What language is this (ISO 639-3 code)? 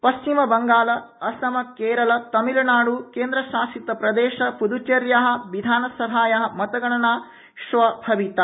san